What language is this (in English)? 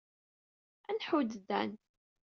Kabyle